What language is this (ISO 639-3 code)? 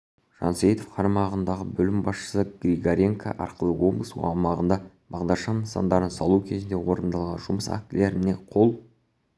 kaz